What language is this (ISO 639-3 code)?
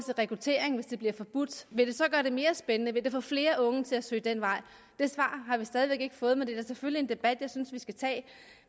dan